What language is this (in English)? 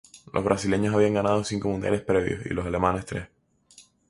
Spanish